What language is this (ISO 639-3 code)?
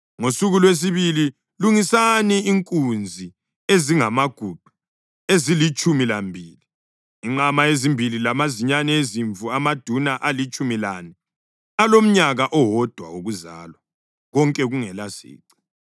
nde